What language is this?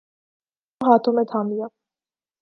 Urdu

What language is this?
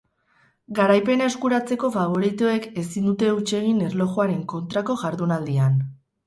Basque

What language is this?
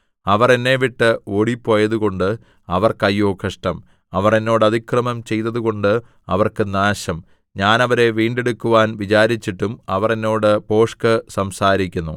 Malayalam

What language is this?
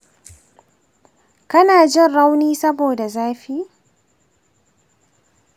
Hausa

